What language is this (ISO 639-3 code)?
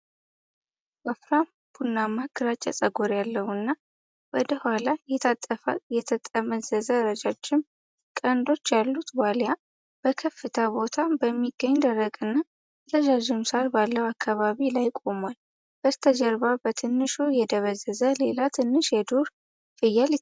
amh